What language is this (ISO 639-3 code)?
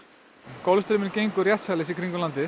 isl